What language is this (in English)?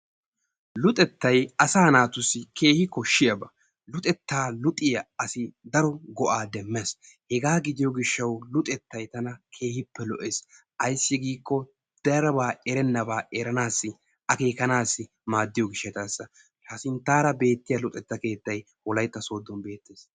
Wolaytta